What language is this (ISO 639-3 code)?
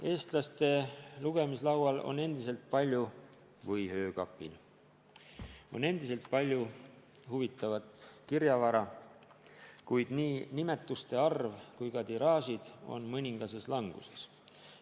est